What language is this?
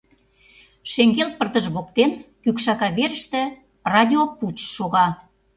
Mari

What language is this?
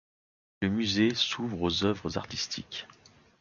French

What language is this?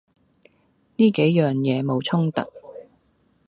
Cantonese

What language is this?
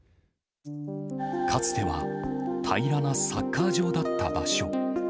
Japanese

